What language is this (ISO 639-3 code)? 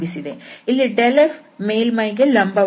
kan